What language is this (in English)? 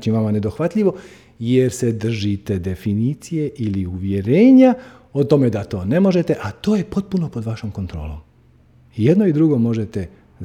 Croatian